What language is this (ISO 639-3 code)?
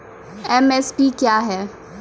mai